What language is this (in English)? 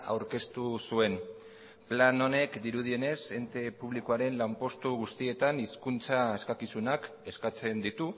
Basque